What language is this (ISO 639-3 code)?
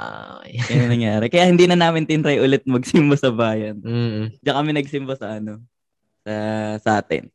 fil